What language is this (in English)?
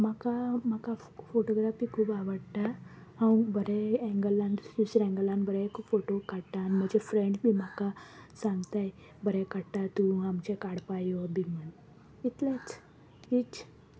Konkani